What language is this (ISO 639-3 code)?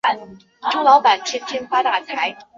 zho